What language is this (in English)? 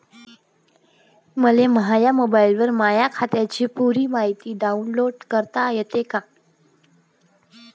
Marathi